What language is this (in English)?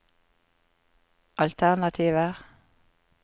Norwegian